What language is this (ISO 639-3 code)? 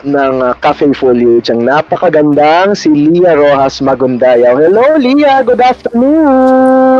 fil